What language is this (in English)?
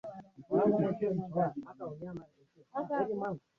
Swahili